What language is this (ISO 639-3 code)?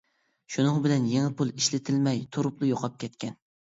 uig